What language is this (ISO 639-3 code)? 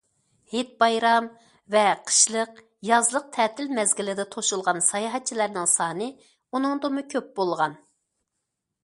uig